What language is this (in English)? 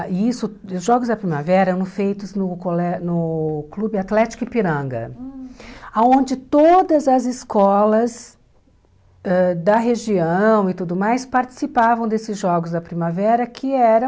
Portuguese